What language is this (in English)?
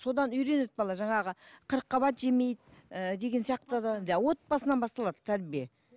Kazakh